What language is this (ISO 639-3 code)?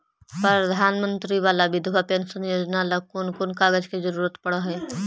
mag